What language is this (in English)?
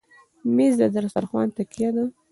Pashto